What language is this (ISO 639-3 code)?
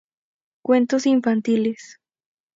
spa